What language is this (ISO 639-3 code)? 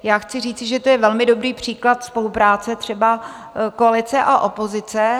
ces